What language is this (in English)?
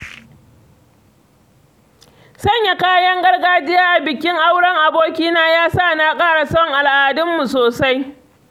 Hausa